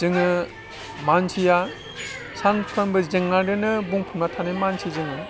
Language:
Bodo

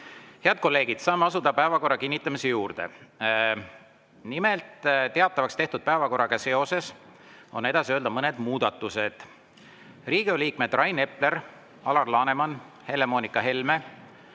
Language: Estonian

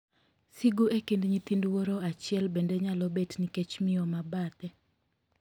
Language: Luo (Kenya and Tanzania)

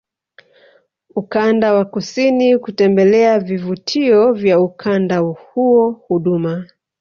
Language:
Swahili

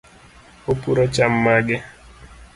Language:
Luo (Kenya and Tanzania)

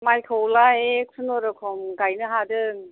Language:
Bodo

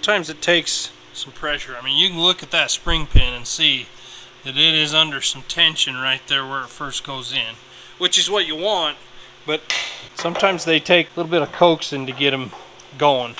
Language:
English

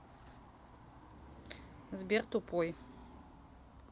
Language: Russian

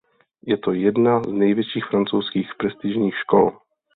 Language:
Czech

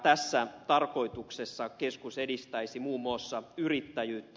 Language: Finnish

